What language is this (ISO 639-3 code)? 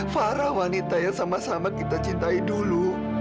ind